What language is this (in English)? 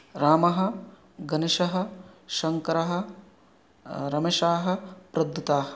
Sanskrit